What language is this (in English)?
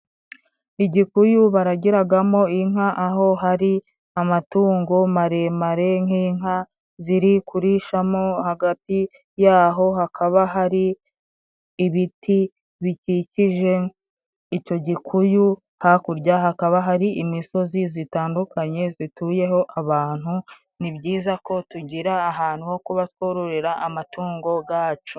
Kinyarwanda